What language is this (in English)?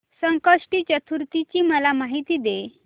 Marathi